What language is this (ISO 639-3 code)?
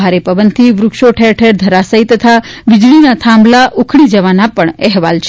guj